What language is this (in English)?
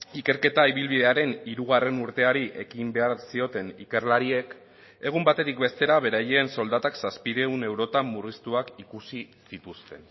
Basque